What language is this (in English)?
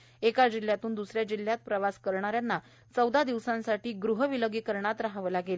Marathi